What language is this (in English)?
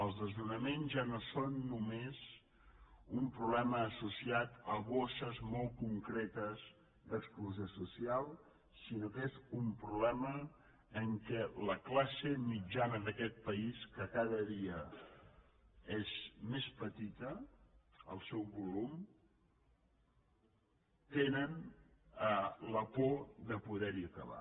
Catalan